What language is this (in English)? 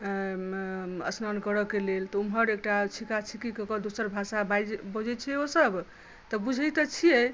Maithili